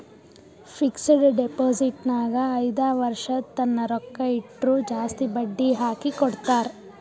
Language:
Kannada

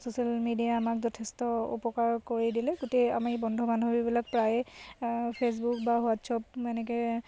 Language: Assamese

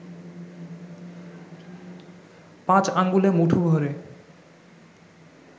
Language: Bangla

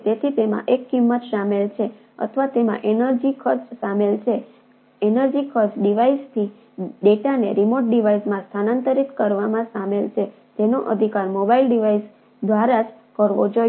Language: Gujarati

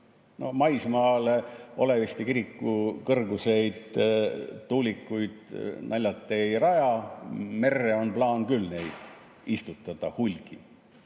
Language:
Estonian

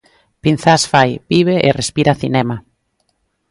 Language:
Galician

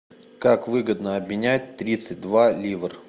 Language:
Russian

